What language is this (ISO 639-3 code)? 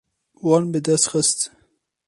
kur